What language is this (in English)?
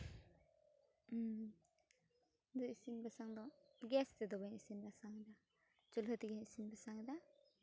Santali